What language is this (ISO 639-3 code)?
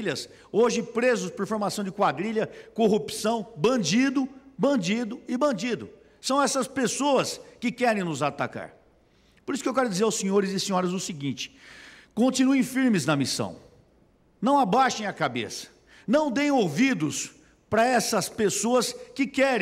por